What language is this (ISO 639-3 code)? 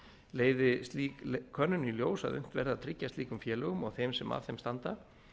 isl